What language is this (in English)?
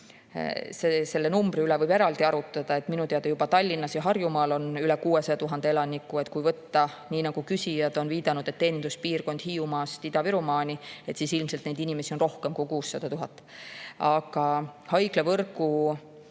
Estonian